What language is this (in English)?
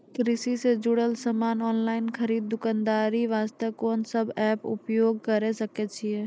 Maithili